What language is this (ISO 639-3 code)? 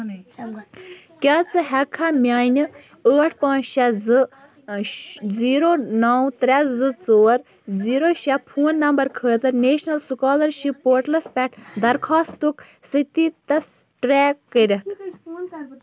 kas